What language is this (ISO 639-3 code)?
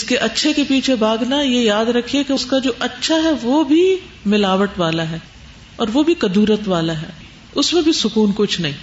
urd